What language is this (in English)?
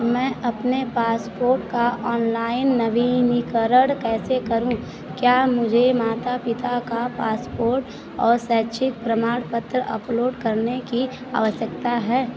Hindi